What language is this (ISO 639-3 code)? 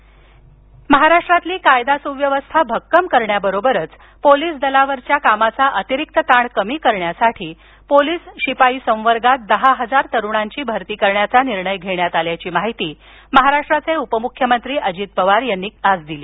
mar